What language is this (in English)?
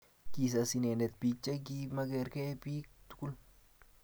Kalenjin